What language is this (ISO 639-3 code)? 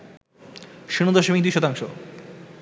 ben